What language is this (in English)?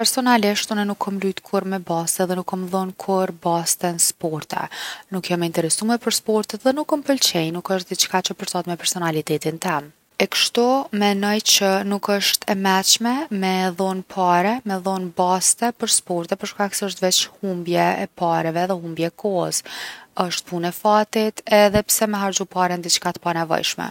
Gheg Albanian